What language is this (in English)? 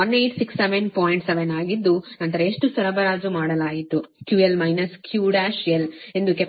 Kannada